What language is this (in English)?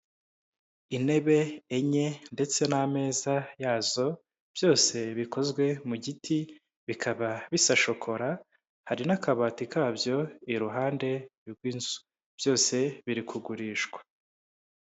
Kinyarwanda